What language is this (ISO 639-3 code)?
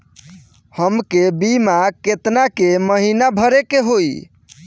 bho